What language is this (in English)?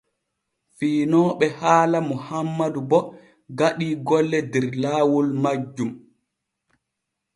Borgu Fulfulde